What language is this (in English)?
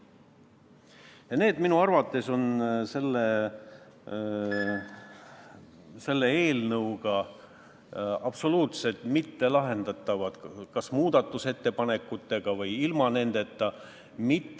Estonian